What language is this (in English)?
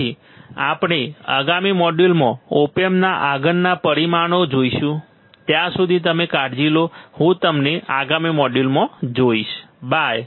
Gujarati